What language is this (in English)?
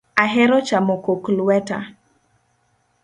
Luo (Kenya and Tanzania)